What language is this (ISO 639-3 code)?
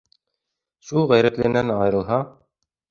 bak